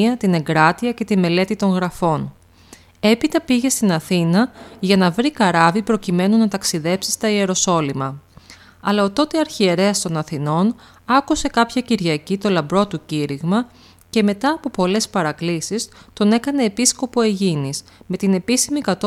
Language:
Greek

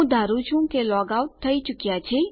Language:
Gujarati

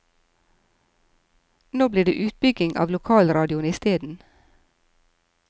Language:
Norwegian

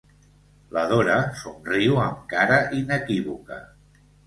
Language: Catalan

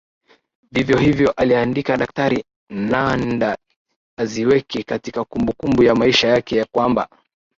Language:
Swahili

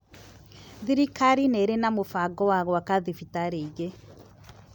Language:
Kikuyu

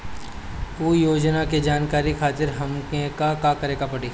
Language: Bhojpuri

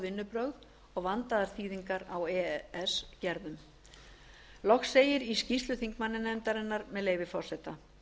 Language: Icelandic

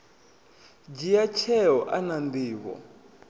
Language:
Venda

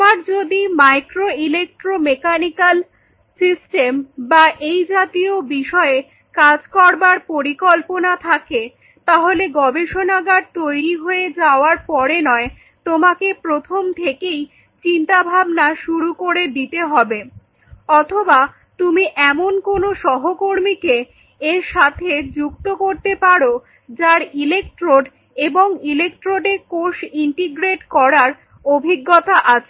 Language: Bangla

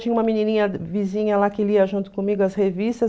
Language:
Portuguese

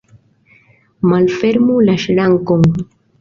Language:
Esperanto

